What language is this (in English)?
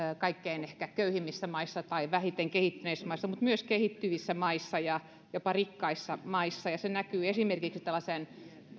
Finnish